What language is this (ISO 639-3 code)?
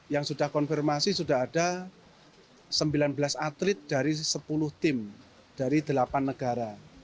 ind